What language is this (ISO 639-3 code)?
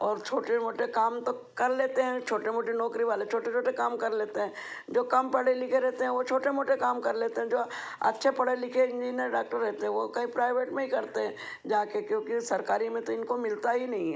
hin